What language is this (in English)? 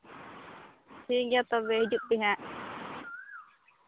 Santali